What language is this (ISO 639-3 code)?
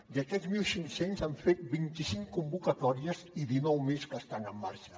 cat